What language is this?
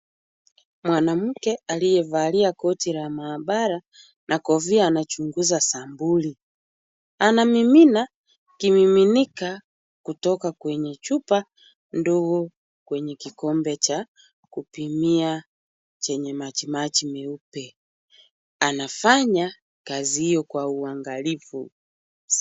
Swahili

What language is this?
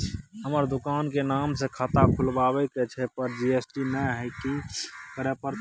Maithili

